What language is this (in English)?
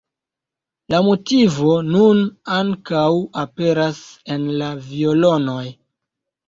Esperanto